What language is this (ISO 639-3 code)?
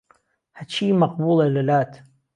ckb